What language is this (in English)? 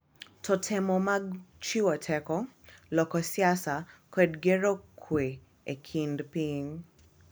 Luo (Kenya and Tanzania)